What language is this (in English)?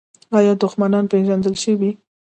Pashto